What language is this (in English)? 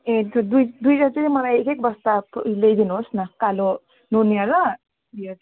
Nepali